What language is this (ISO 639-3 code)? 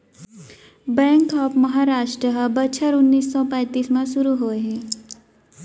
hne